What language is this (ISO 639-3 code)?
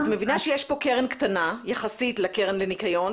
heb